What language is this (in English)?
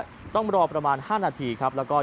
Thai